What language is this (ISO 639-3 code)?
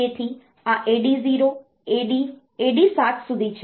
guj